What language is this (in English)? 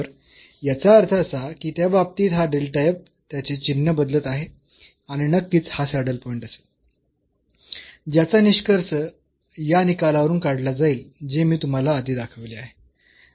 Marathi